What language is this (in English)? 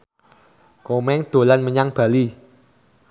Javanese